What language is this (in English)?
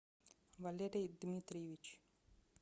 Russian